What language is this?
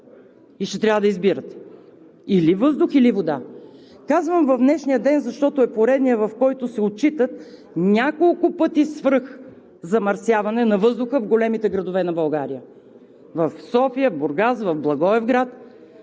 Bulgarian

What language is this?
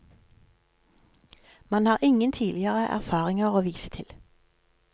Norwegian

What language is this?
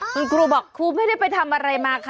Thai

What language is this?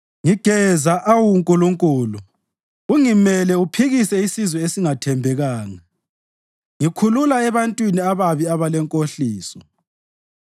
North Ndebele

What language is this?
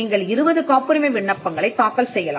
Tamil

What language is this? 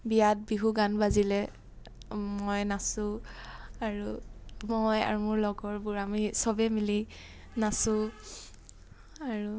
Assamese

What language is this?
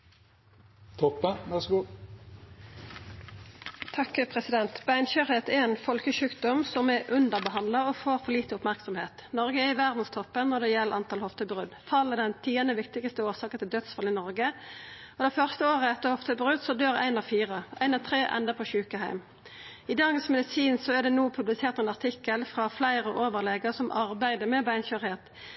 Norwegian Nynorsk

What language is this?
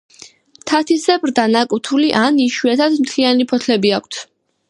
Georgian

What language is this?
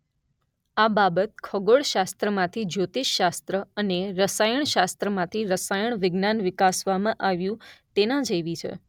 Gujarati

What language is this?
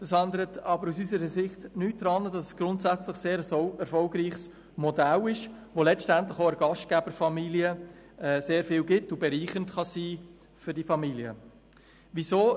Swiss German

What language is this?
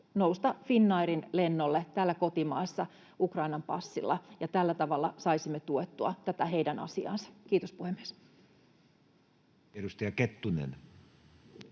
Finnish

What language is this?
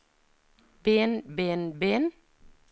Norwegian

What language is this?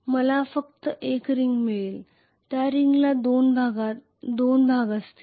Marathi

